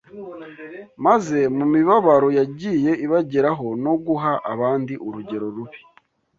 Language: Kinyarwanda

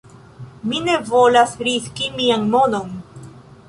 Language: Esperanto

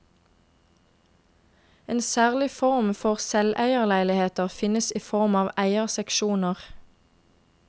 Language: Norwegian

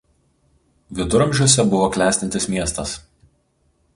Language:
Lithuanian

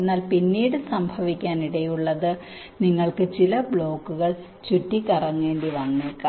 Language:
Malayalam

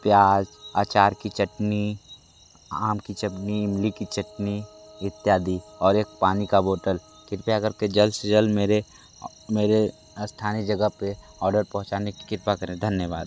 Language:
Hindi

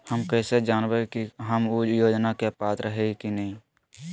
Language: Magahi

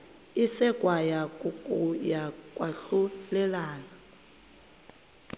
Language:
Xhosa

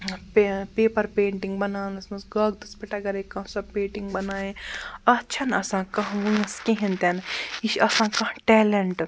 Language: Kashmiri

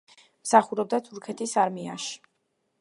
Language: Georgian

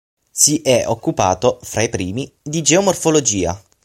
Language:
Italian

